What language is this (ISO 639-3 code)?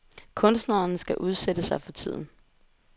dan